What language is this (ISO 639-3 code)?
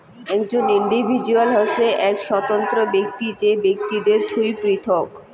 ben